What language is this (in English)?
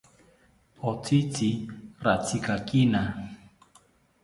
South Ucayali Ashéninka